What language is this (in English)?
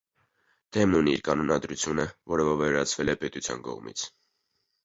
Armenian